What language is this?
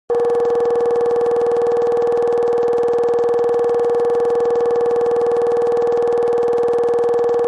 Kabardian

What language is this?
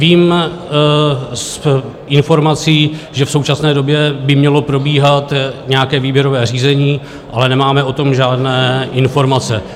Czech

